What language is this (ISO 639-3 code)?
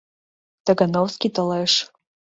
chm